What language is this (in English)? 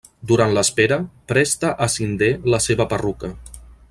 Catalan